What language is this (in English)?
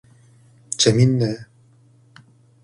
Korean